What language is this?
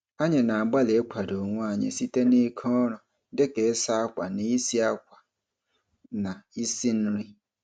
Igbo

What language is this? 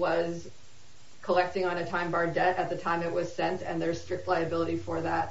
English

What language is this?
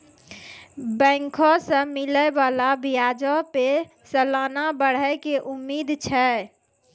Maithili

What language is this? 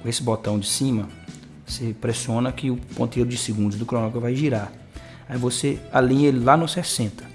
Portuguese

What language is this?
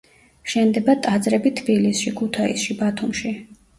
Georgian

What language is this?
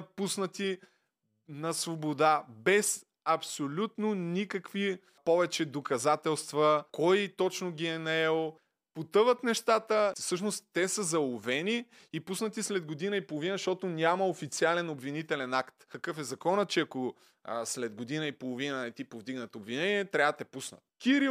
Bulgarian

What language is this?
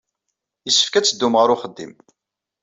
Kabyle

